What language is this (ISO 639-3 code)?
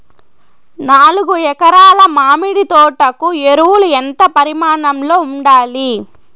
tel